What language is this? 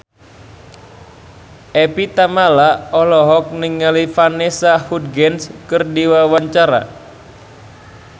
Sundanese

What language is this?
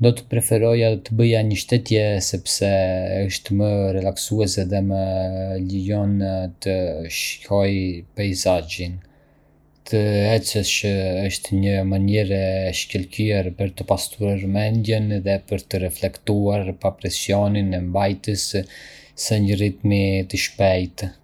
Arbëreshë Albanian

